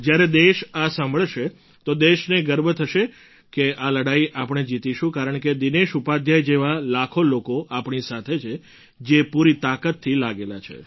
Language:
Gujarati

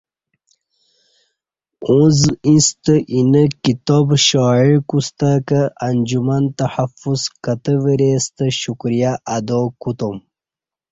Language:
Kati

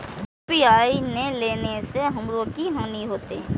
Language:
Maithili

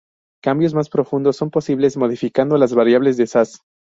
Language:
Spanish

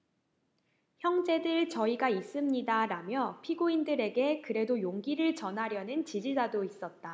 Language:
Korean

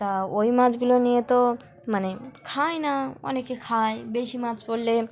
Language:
Bangla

